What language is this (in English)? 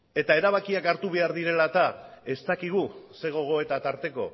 Basque